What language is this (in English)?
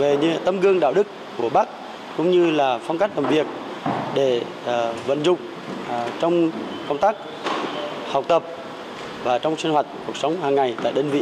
Vietnamese